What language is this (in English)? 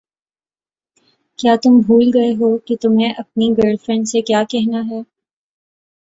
Urdu